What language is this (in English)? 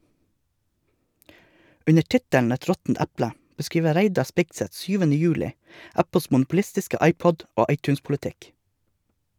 Norwegian